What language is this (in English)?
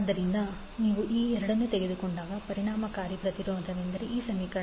Kannada